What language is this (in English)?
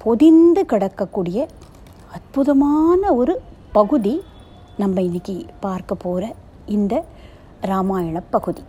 Tamil